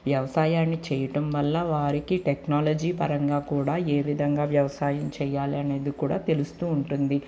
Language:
Telugu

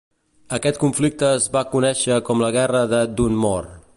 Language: Catalan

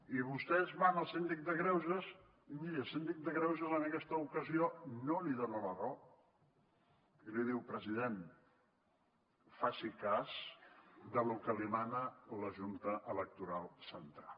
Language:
Catalan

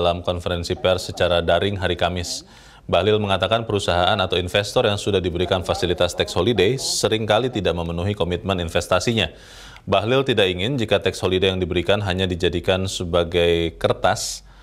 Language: Indonesian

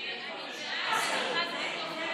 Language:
Hebrew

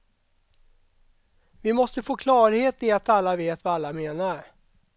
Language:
Swedish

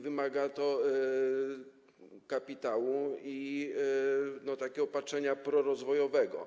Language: Polish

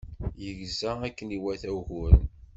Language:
Kabyle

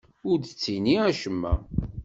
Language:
Kabyle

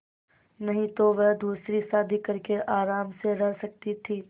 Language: Hindi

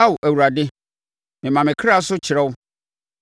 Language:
Akan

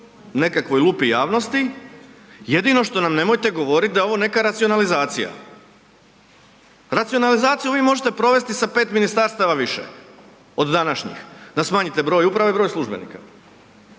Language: Croatian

